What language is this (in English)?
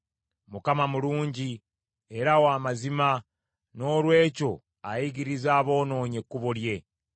Ganda